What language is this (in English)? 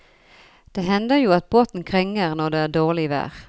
Norwegian